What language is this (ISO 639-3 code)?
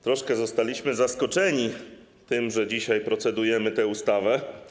pol